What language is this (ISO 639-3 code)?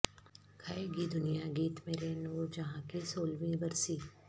urd